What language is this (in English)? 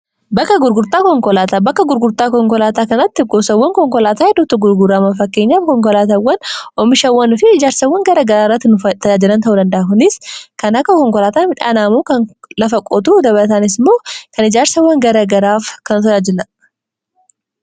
Oromo